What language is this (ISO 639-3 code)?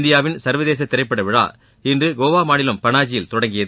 tam